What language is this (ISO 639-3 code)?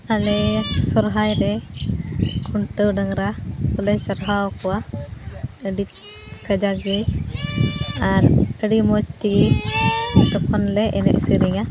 sat